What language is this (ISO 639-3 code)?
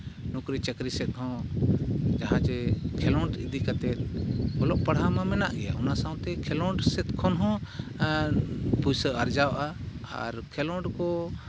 sat